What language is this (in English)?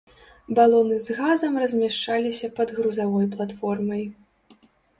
Belarusian